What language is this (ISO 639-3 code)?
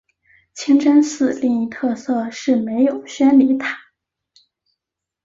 zho